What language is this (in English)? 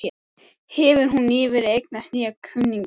Icelandic